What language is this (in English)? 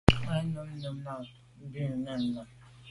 Medumba